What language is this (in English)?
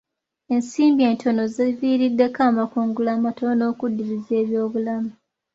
Ganda